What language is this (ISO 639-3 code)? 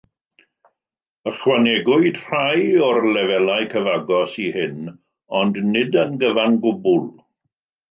cym